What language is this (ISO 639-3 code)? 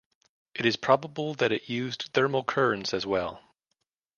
eng